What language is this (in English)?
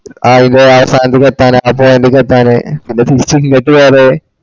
Malayalam